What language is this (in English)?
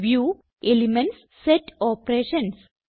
Malayalam